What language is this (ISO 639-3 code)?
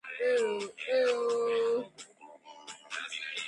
kat